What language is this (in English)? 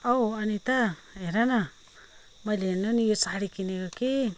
Nepali